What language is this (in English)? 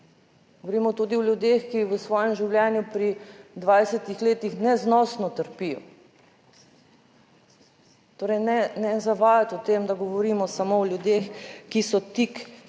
Slovenian